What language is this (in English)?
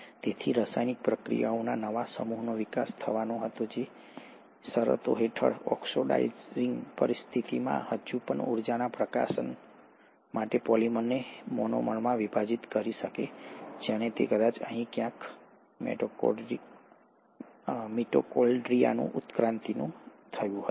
Gujarati